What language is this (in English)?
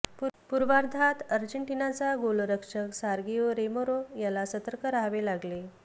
Marathi